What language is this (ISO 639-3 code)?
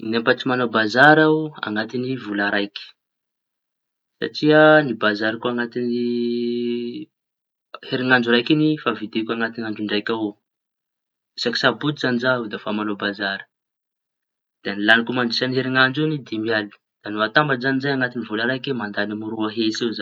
txy